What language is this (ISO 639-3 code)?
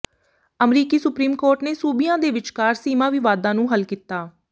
pan